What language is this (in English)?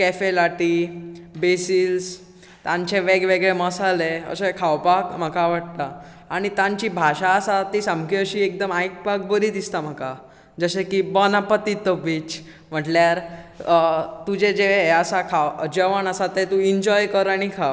Konkani